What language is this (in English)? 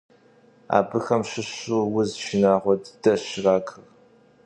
Kabardian